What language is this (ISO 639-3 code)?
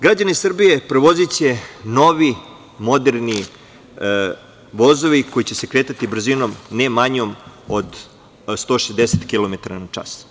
srp